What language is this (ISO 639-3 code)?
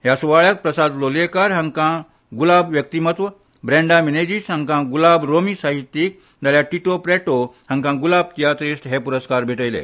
kok